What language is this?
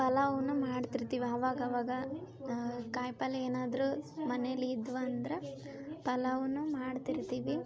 Kannada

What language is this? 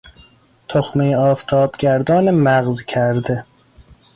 Persian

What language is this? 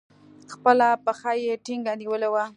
Pashto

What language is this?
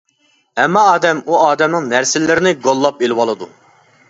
Uyghur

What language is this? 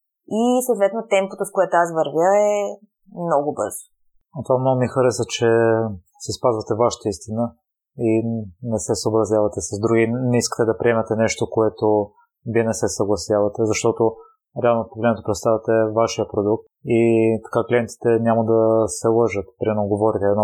Bulgarian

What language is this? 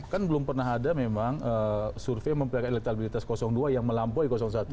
Indonesian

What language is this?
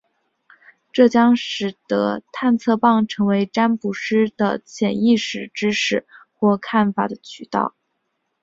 Chinese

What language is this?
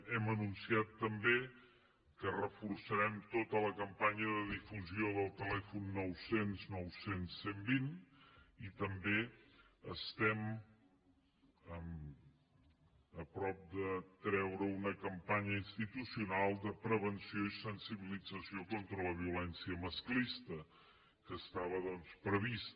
Catalan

